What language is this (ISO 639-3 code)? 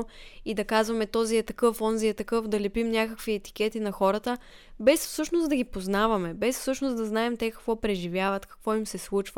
bul